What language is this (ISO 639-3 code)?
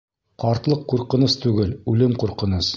bak